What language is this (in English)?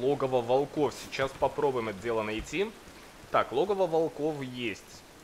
Russian